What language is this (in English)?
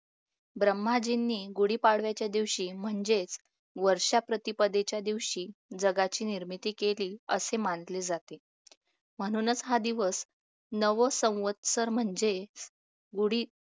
Marathi